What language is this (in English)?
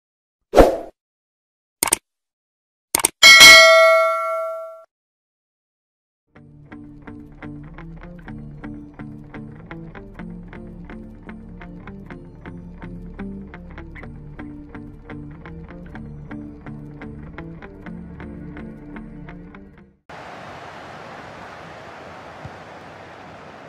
Russian